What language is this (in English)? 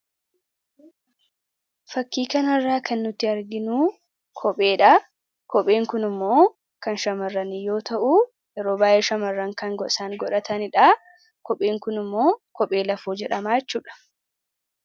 Oromo